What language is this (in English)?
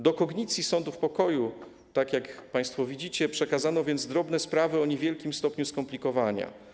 Polish